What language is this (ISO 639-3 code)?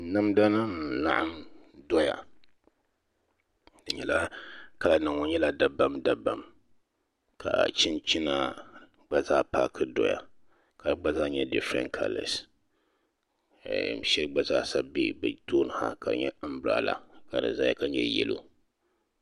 dag